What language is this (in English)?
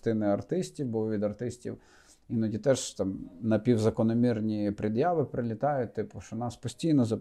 Ukrainian